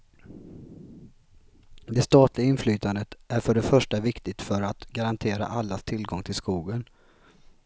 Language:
Swedish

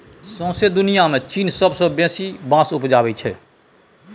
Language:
Maithili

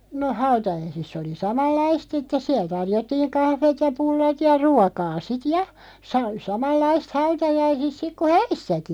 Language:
Finnish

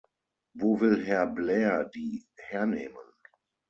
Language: German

